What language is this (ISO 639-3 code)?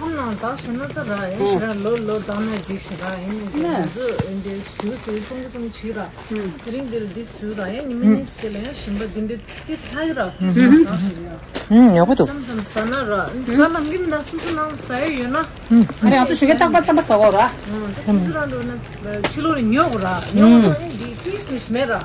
kor